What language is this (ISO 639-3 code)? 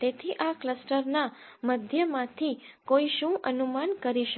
guj